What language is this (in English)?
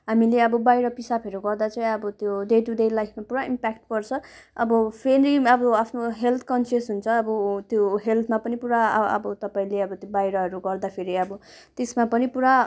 Nepali